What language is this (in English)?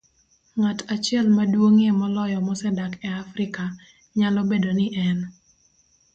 Luo (Kenya and Tanzania)